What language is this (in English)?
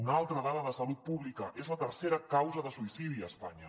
Catalan